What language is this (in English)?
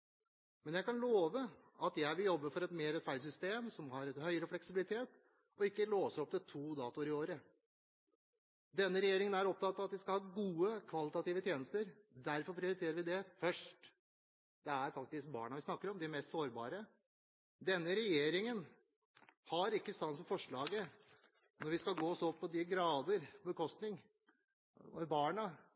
Norwegian Bokmål